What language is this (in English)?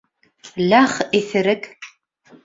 Bashkir